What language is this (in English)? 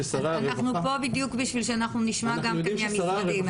Hebrew